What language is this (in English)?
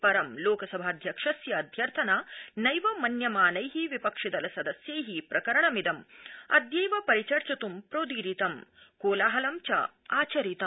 Sanskrit